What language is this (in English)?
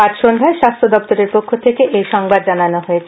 Bangla